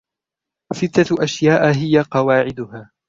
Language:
Arabic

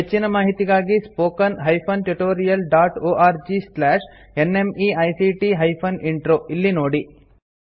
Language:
Kannada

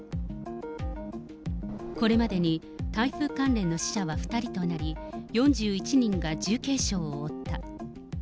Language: Japanese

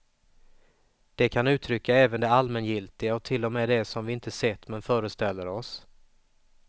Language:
Swedish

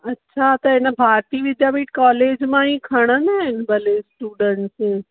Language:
Sindhi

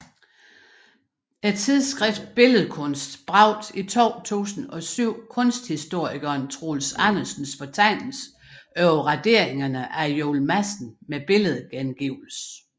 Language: Danish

